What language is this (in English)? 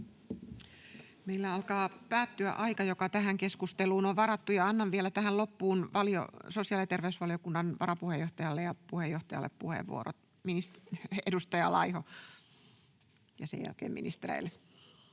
Finnish